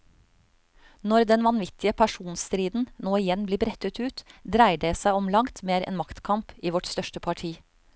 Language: Norwegian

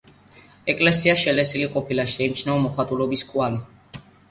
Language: Georgian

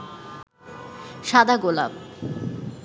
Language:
Bangla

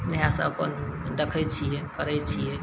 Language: Maithili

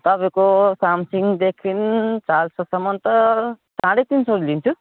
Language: Nepali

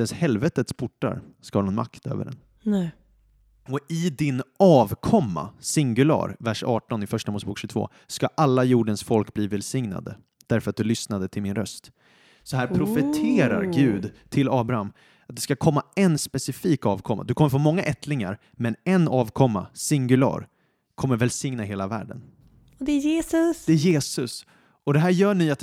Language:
Swedish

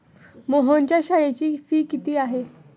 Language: Marathi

